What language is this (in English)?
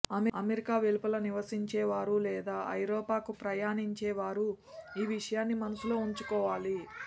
Telugu